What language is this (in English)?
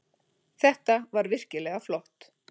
Icelandic